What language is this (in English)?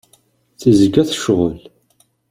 Kabyle